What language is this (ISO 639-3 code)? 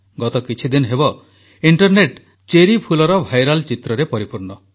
ori